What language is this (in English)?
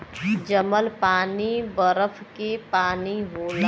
Bhojpuri